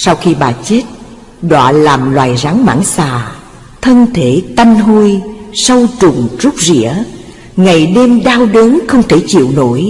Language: Vietnamese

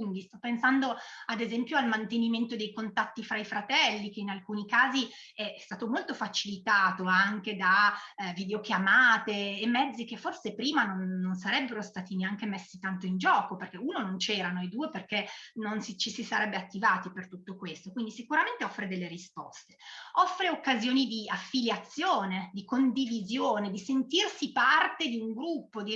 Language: Italian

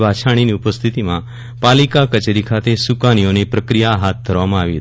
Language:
Gujarati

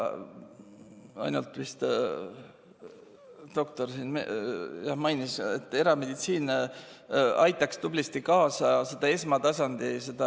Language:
Estonian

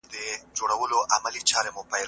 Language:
Pashto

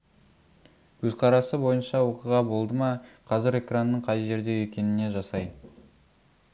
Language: Kazakh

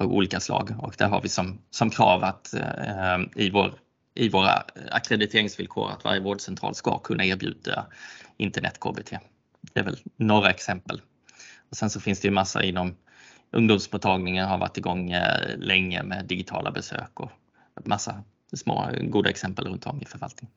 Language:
Swedish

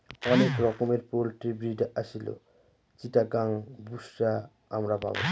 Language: Bangla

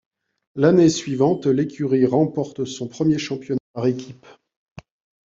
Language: French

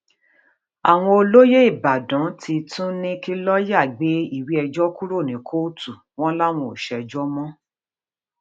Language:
Yoruba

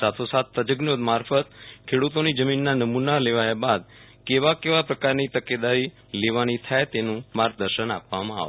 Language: Gujarati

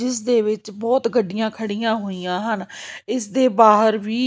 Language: Punjabi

